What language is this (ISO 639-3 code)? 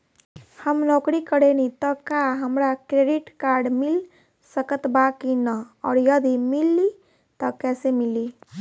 bho